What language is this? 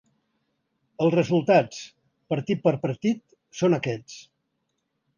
Catalan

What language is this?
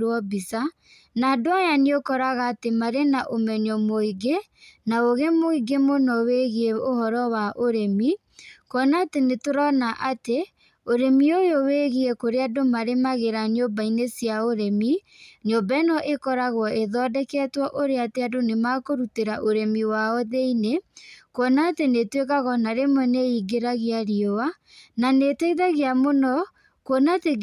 Kikuyu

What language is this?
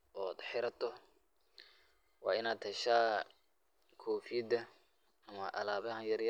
Somali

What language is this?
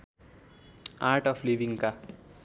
Nepali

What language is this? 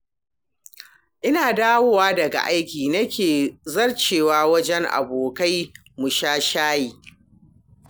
Hausa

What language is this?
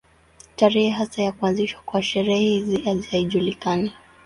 Swahili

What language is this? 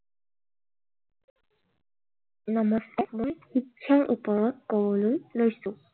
Assamese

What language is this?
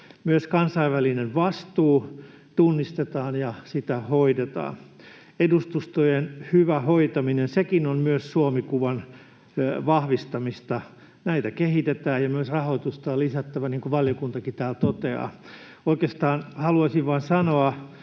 Finnish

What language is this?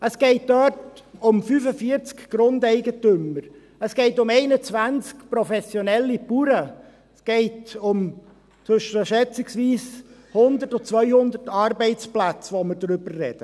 Swiss German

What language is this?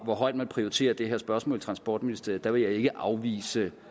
Danish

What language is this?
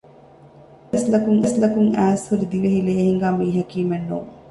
Divehi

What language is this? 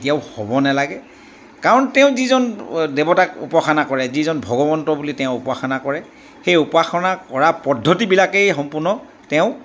Assamese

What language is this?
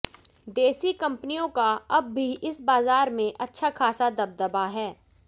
Hindi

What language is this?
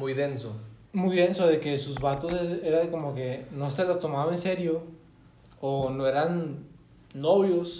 Spanish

